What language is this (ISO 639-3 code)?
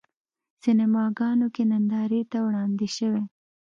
pus